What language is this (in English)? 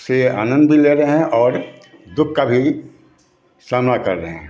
Hindi